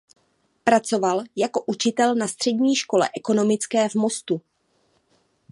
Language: Czech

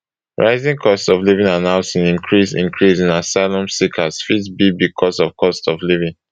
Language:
Nigerian Pidgin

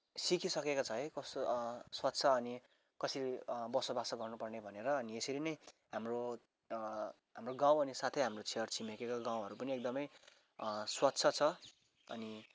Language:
Nepali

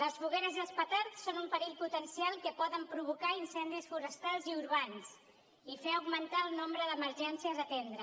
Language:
Catalan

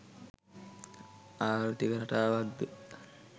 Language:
Sinhala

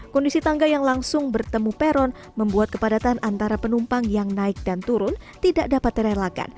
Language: Indonesian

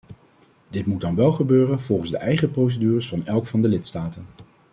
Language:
Dutch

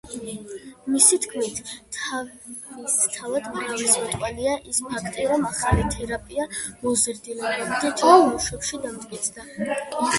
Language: Georgian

